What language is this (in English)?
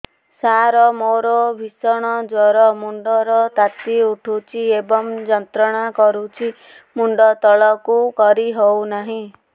Odia